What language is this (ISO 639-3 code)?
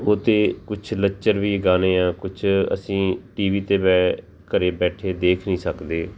pan